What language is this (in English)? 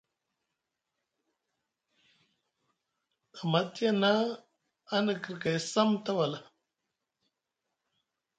Musgu